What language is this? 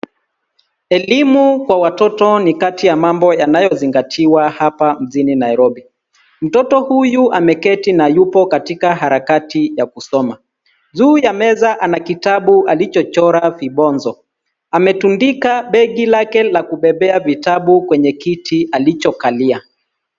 Swahili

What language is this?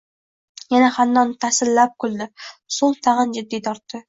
Uzbek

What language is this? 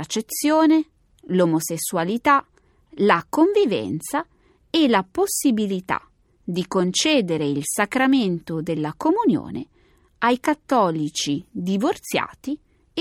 Italian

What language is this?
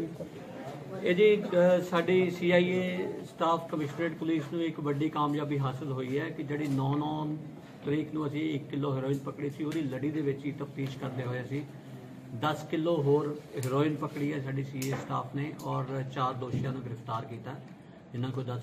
Punjabi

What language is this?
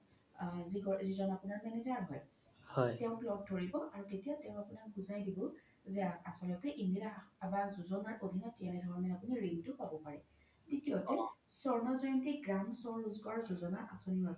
Assamese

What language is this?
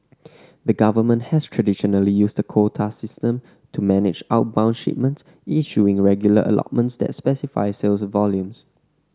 English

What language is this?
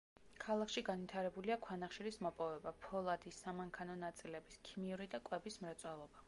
Georgian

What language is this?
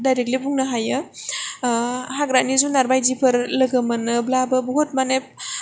Bodo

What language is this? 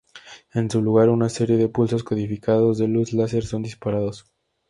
Spanish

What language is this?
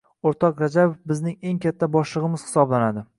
Uzbek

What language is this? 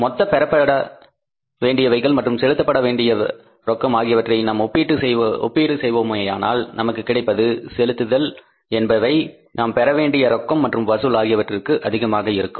Tamil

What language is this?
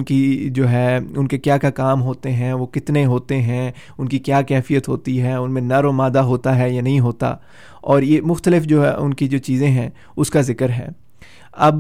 Urdu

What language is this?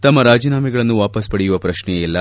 Kannada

